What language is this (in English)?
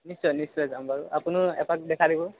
Assamese